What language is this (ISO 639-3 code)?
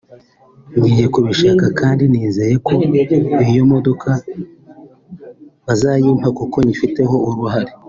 kin